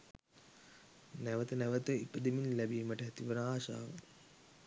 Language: Sinhala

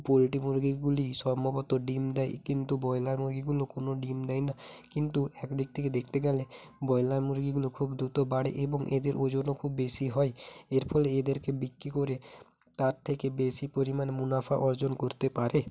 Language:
Bangla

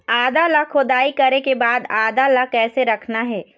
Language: Chhattisgarhi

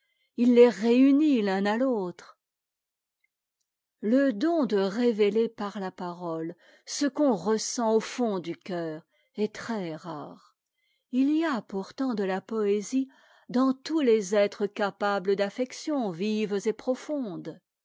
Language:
French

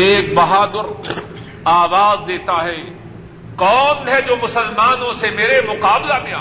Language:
Urdu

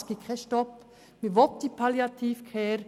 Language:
Swiss German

